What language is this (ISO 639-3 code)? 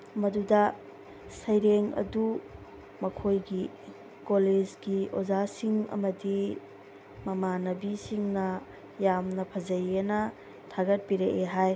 mni